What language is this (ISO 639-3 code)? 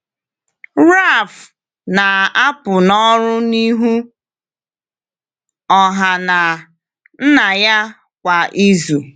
ibo